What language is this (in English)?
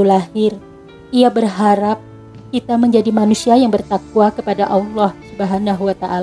Indonesian